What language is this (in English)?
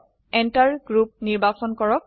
Assamese